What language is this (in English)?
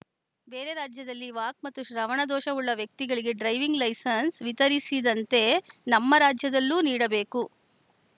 Kannada